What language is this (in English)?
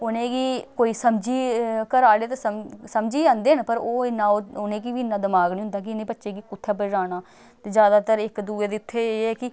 Dogri